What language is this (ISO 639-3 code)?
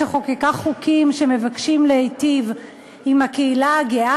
heb